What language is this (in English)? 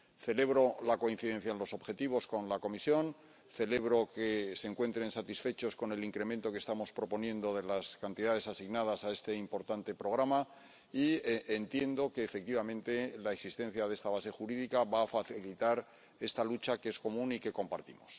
Spanish